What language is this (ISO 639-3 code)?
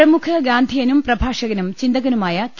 mal